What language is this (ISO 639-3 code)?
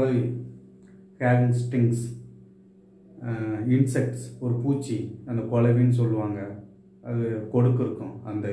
ron